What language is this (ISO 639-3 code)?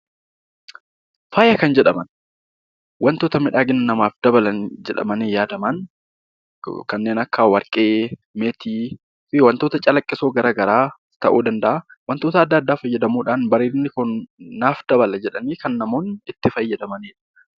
orm